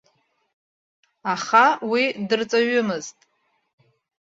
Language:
Abkhazian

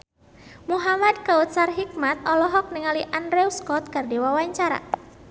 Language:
Sundanese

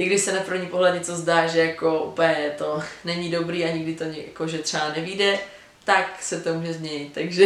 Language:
Czech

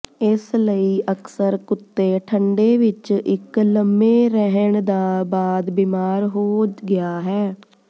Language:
Punjabi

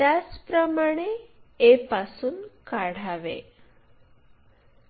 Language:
Marathi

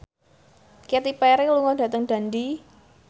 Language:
Javanese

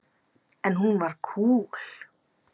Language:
Icelandic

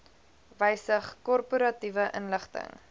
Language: Afrikaans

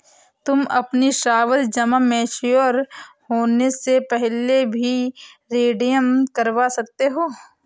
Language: Hindi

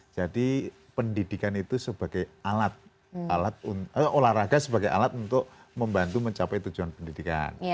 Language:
Indonesian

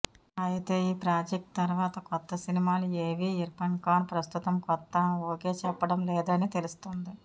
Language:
Telugu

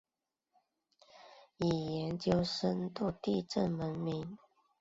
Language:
Chinese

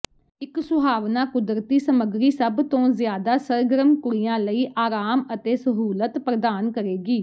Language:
Punjabi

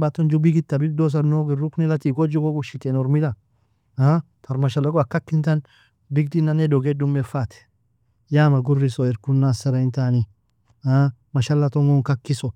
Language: Nobiin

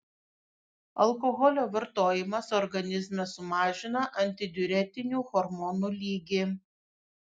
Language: Lithuanian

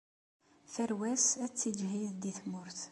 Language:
Kabyle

